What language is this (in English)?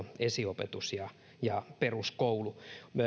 Finnish